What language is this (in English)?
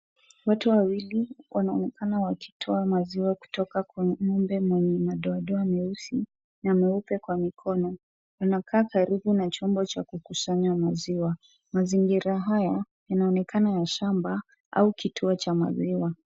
Swahili